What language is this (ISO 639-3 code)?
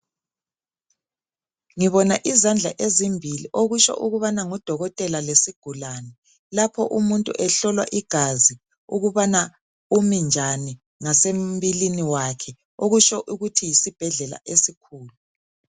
nde